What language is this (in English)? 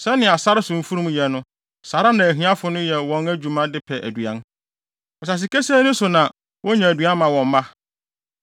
Akan